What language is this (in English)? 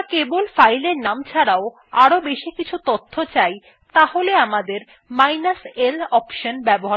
Bangla